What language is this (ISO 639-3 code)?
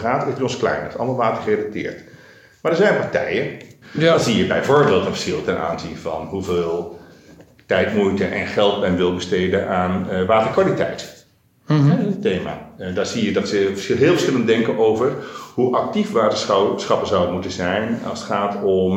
nld